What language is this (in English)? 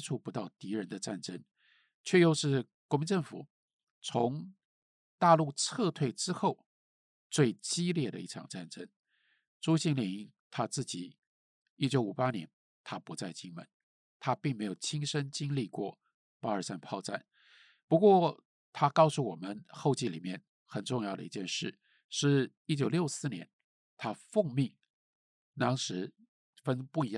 Chinese